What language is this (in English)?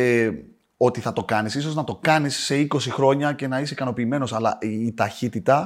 Greek